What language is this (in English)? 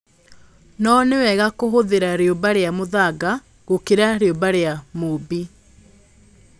Kikuyu